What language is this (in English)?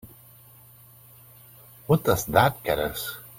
English